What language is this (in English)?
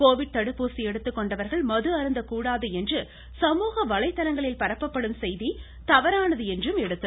Tamil